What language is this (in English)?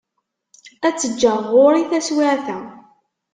Kabyle